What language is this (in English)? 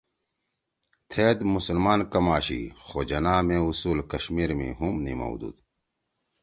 Torwali